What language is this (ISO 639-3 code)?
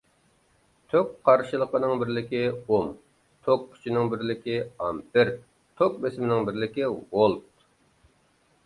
uig